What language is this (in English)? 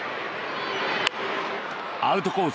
Japanese